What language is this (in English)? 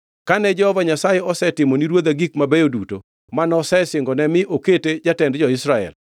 Luo (Kenya and Tanzania)